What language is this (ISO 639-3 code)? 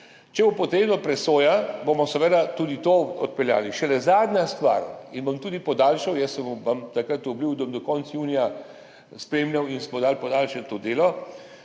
slv